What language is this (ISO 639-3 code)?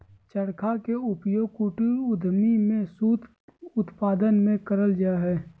mag